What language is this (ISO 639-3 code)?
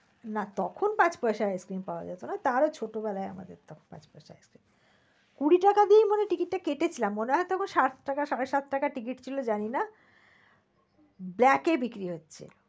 ben